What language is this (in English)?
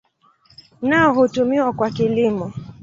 Swahili